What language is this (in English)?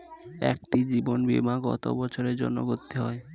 Bangla